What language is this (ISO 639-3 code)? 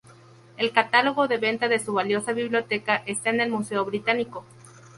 spa